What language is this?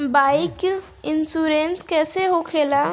Bhojpuri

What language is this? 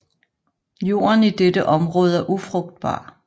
Danish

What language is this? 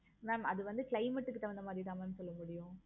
Tamil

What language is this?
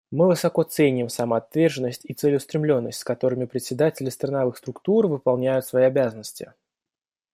Russian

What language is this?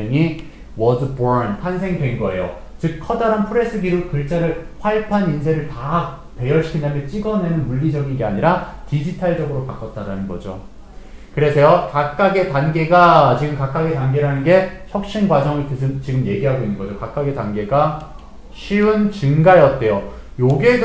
Korean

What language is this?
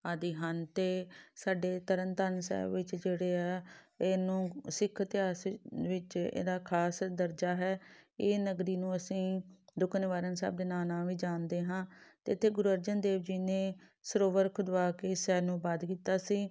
Punjabi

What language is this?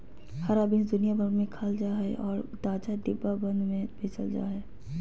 Magahi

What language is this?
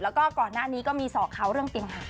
Thai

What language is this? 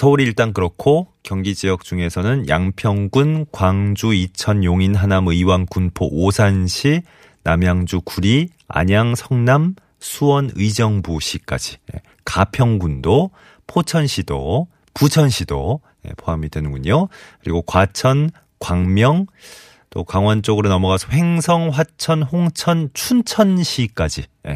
Korean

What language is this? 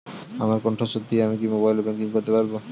Bangla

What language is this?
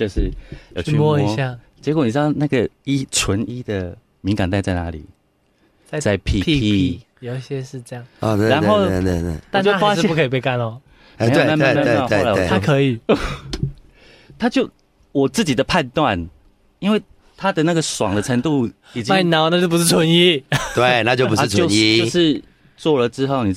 Chinese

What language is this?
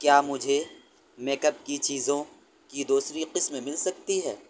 Urdu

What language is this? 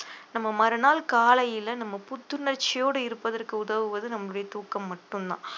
Tamil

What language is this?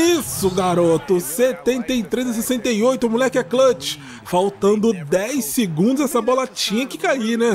Portuguese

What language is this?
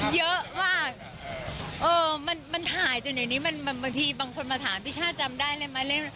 Thai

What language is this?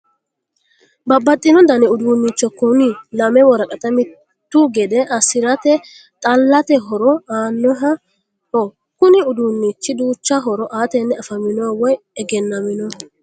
Sidamo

